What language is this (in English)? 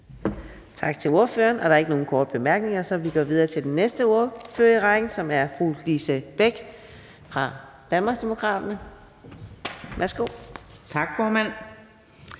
Danish